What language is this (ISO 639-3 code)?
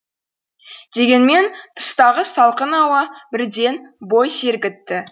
kaz